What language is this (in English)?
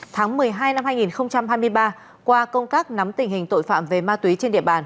Vietnamese